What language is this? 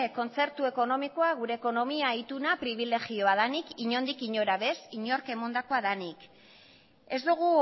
Basque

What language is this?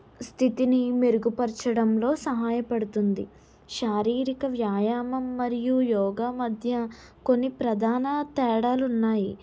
Telugu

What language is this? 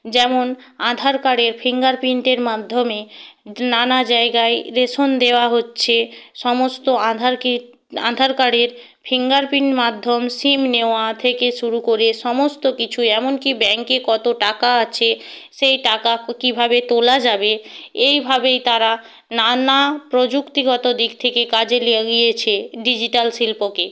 Bangla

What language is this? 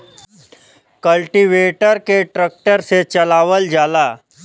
Bhojpuri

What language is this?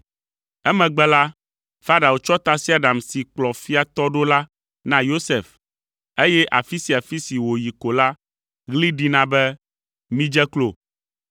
Ewe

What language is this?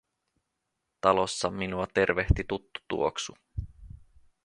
Finnish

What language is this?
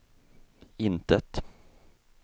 Swedish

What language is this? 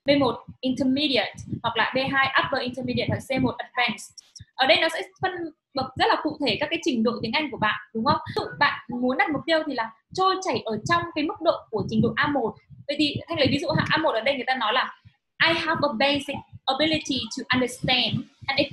Vietnamese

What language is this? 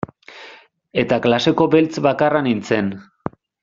Basque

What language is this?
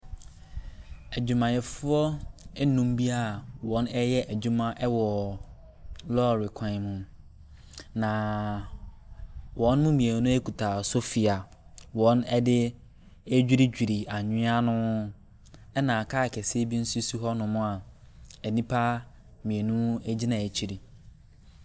Akan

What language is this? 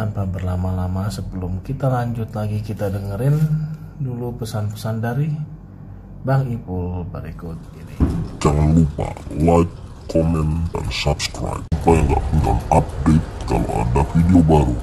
Indonesian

